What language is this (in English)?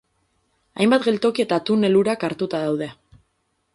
Basque